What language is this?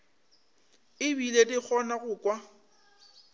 Northern Sotho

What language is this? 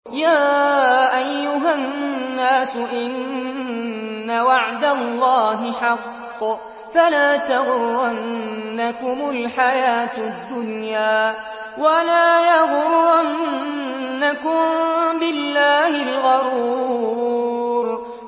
Arabic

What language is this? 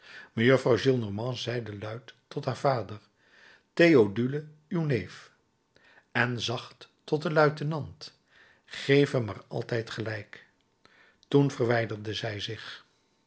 Dutch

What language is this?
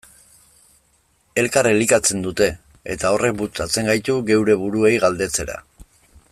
Basque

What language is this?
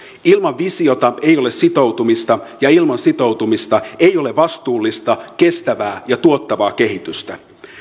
Finnish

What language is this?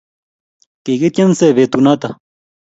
Kalenjin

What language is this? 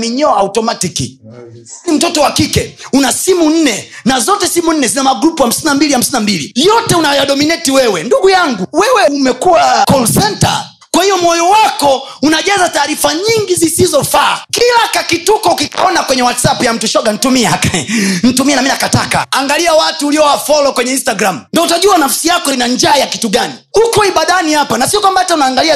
Swahili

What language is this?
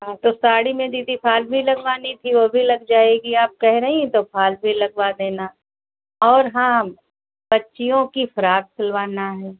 Hindi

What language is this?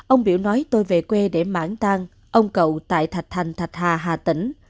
Vietnamese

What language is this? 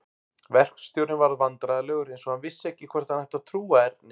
Icelandic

